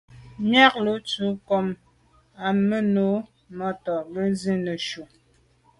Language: Medumba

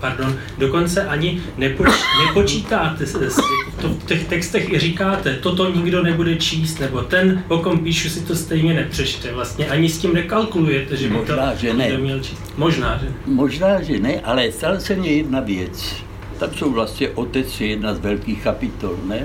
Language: Czech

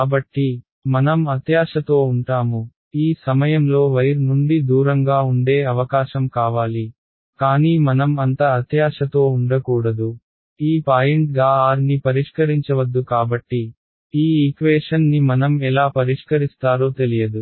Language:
Telugu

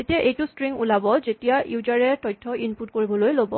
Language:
Assamese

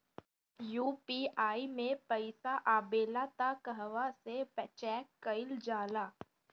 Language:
Bhojpuri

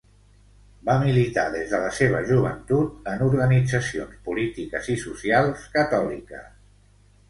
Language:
Catalan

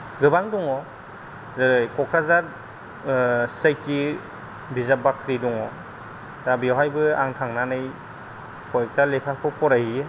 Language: Bodo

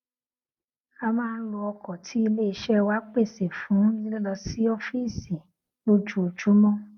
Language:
Yoruba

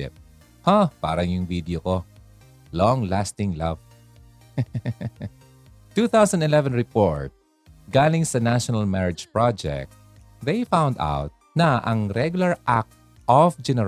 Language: Filipino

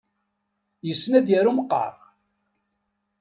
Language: Kabyle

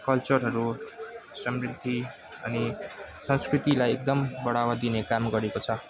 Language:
Nepali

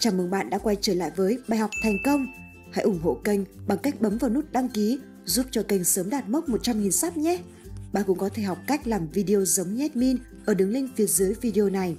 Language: Vietnamese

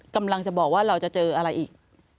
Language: Thai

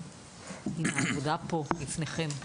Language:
Hebrew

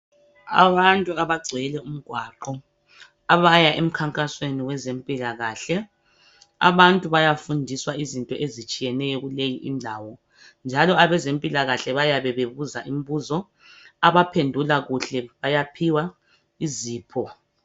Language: North Ndebele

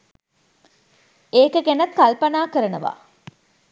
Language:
Sinhala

